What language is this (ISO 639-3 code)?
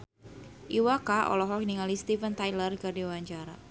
sun